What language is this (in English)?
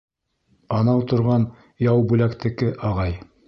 Bashkir